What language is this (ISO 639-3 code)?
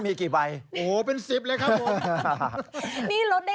tha